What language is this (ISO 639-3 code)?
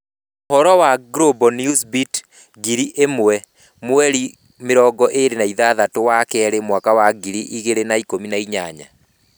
kik